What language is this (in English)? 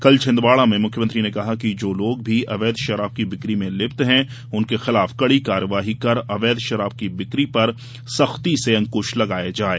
Hindi